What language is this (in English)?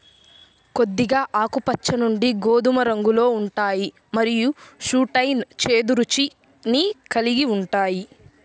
Telugu